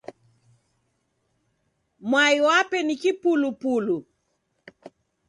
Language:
Taita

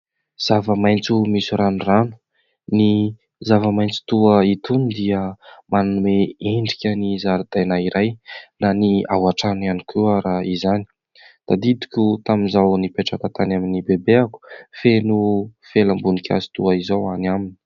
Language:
Malagasy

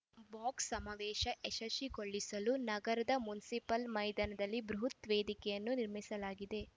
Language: Kannada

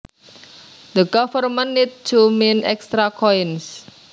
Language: Javanese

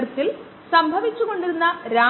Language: Malayalam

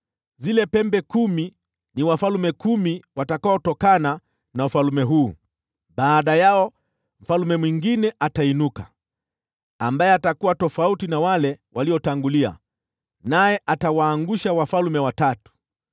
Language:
Swahili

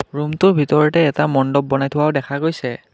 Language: Assamese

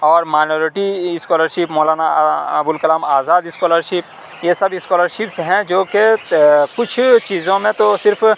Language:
Urdu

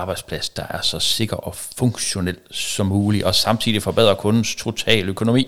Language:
Danish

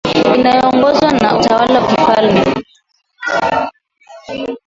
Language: Swahili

